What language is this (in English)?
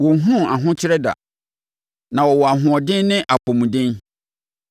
Akan